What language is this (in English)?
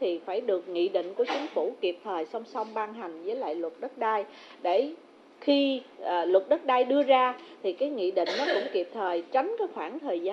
Vietnamese